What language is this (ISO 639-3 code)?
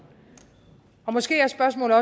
dan